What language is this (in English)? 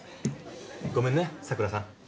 Japanese